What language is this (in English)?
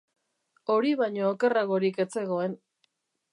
Basque